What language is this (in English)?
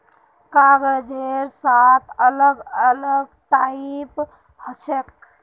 Magahi